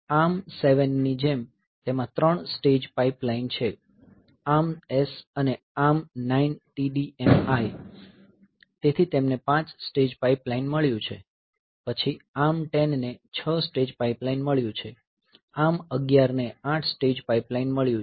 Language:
Gujarati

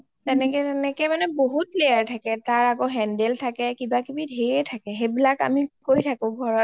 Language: Assamese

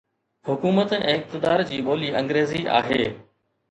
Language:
Sindhi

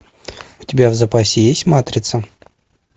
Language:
Russian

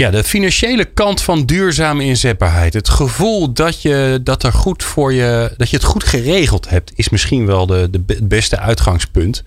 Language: Dutch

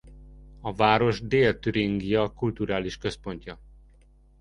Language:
Hungarian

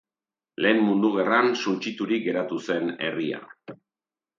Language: Basque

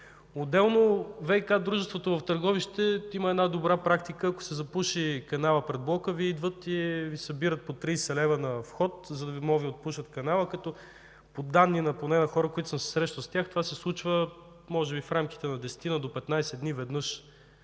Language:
Bulgarian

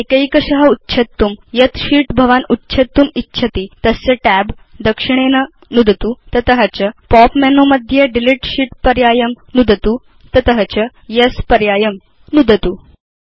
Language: Sanskrit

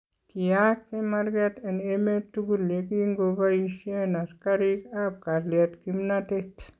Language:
Kalenjin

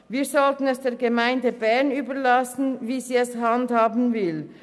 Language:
Swiss German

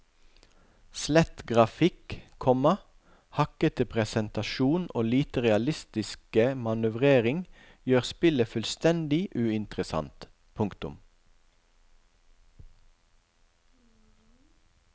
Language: Norwegian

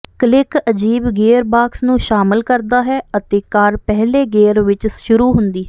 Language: Punjabi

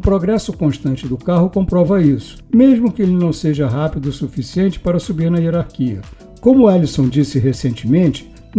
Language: Portuguese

